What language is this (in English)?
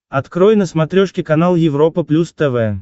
Russian